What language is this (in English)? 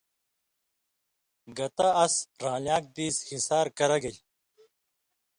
Indus Kohistani